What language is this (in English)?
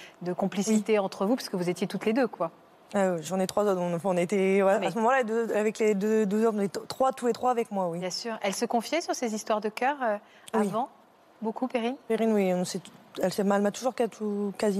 French